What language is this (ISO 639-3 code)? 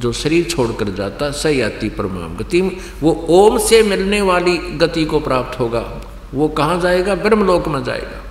hin